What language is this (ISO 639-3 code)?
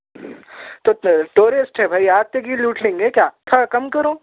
urd